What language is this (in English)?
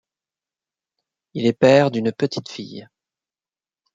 French